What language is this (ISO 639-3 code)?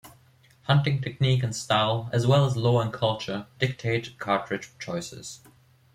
eng